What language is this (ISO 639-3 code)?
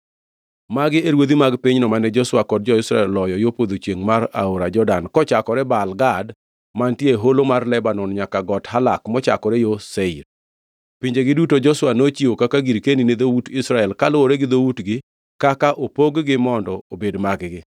luo